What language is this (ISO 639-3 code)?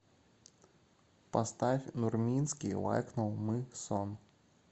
rus